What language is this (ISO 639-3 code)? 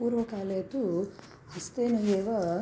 san